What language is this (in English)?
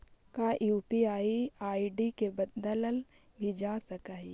Magahi